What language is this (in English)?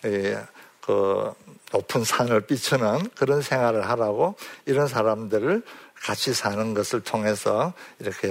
Korean